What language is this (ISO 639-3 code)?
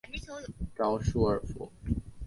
zho